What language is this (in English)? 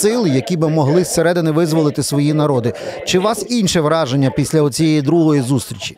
Ukrainian